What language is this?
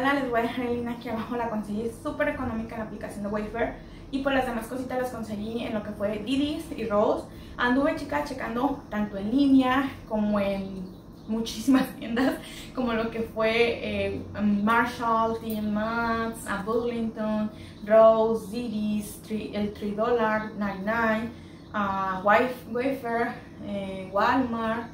Spanish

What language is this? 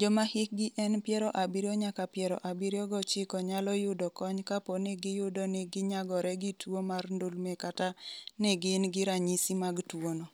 Luo (Kenya and Tanzania)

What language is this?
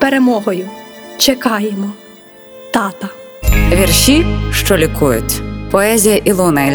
Ukrainian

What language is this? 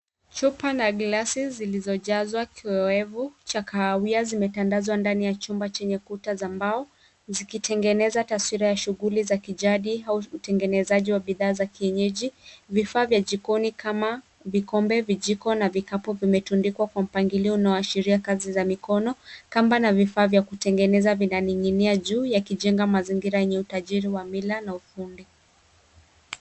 Swahili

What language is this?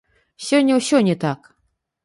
Belarusian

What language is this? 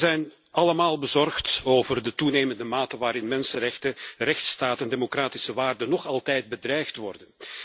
Dutch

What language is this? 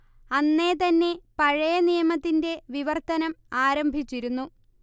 Malayalam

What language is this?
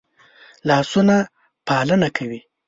Pashto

